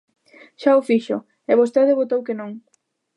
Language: Galician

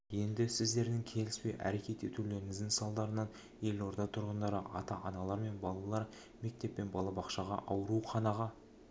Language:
Kazakh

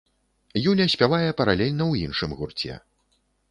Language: Belarusian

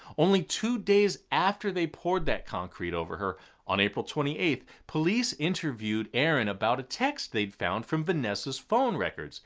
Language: English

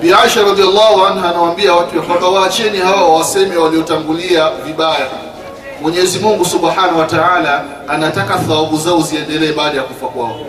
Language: Swahili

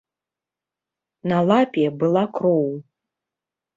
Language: Belarusian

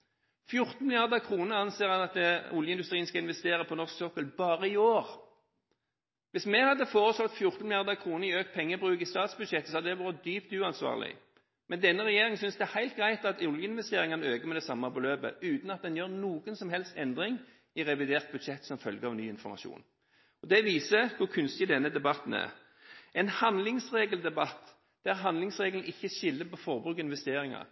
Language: Norwegian Bokmål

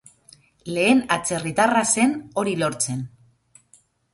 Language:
Basque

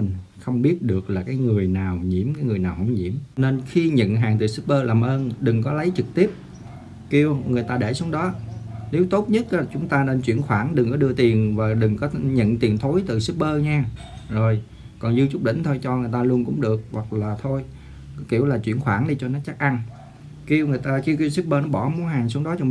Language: Vietnamese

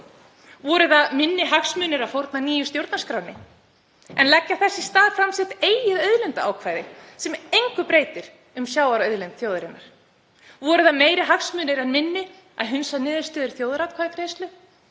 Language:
Icelandic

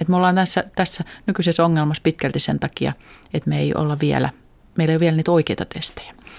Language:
Finnish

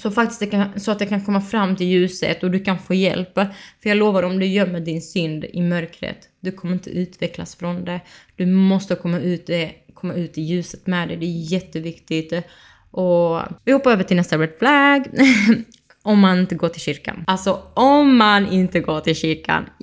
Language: Swedish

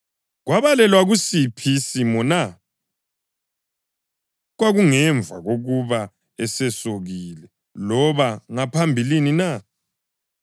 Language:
North Ndebele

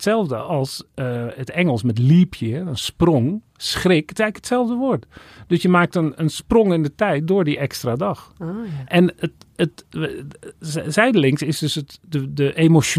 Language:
Dutch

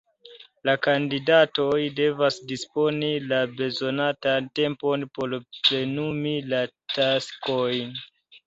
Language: Esperanto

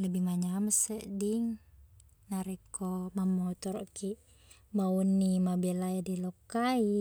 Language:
Buginese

